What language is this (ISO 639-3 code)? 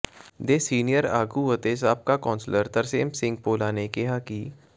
pan